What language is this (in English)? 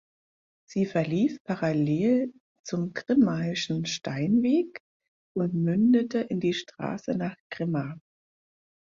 German